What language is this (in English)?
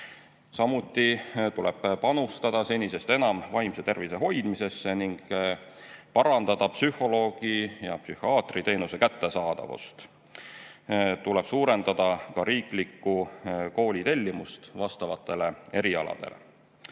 Estonian